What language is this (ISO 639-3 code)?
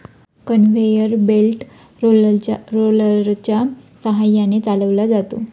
mar